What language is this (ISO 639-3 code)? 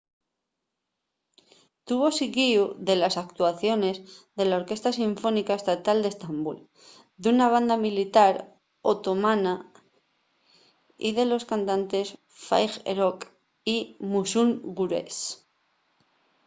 ast